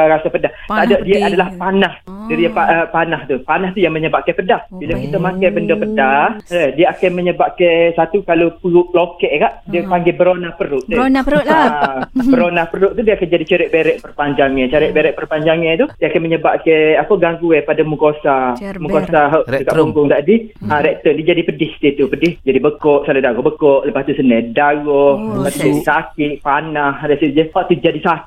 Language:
Malay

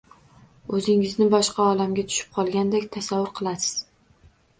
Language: Uzbek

